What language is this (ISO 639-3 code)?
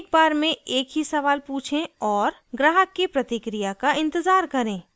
hin